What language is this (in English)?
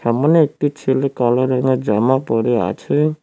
Bangla